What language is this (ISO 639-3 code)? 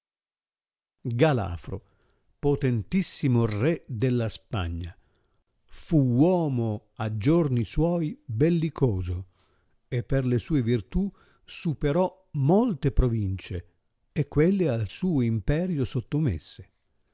ita